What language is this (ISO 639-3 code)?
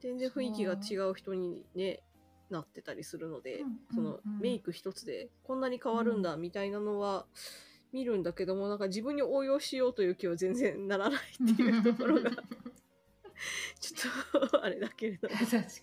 jpn